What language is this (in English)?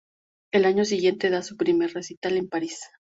Spanish